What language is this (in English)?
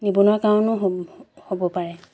Assamese